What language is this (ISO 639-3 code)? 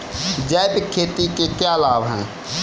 hin